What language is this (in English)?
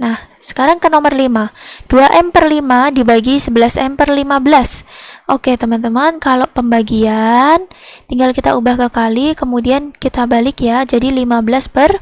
Indonesian